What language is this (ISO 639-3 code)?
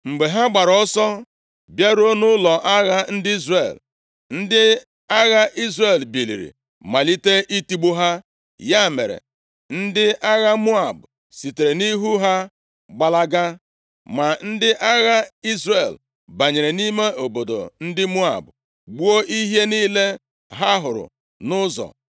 ibo